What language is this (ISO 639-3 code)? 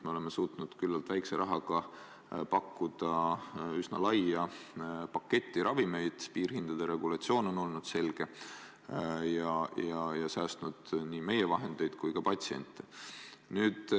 est